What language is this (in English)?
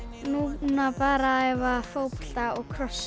Icelandic